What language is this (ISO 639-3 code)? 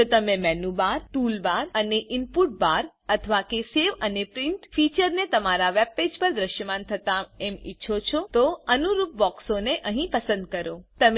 guj